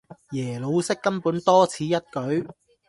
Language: Cantonese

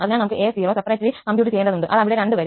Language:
Malayalam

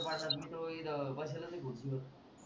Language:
Marathi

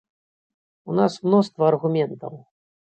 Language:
Belarusian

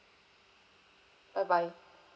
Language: English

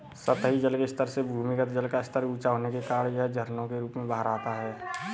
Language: Hindi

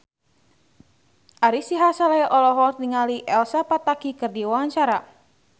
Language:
Sundanese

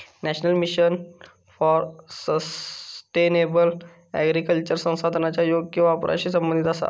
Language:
Marathi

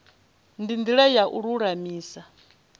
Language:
Venda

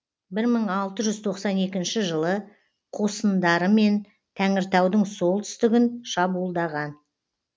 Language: Kazakh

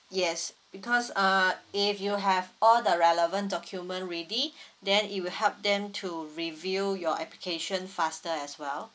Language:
English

